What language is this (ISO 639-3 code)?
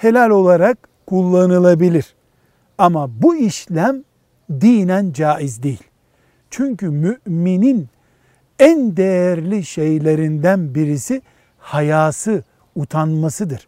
tur